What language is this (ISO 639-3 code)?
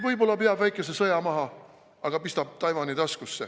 est